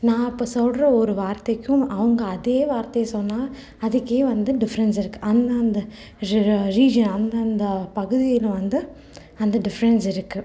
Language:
Tamil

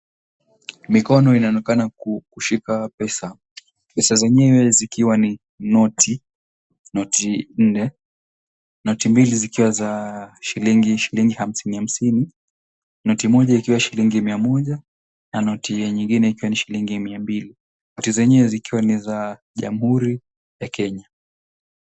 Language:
Swahili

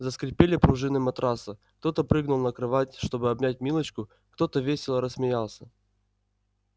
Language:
Russian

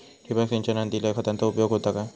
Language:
Marathi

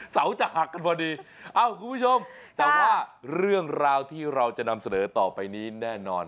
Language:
Thai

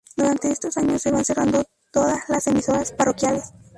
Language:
Spanish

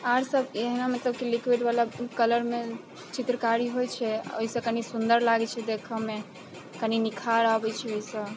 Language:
Maithili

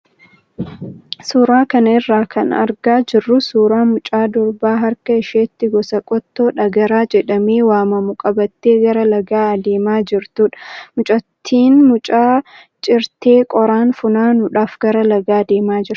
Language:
Oromo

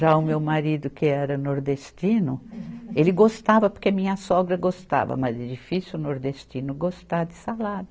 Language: Portuguese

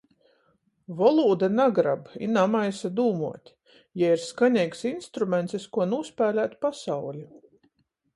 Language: Latgalian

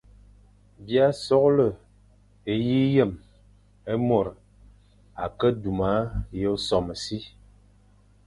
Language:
Fang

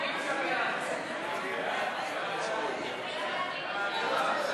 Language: Hebrew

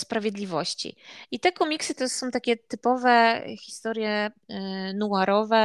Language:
Polish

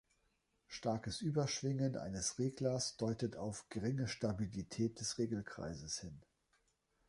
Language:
German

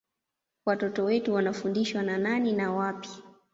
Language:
Swahili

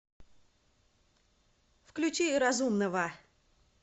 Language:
Russian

